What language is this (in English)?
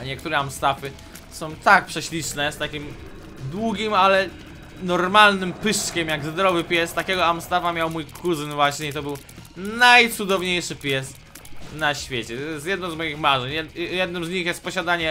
Polish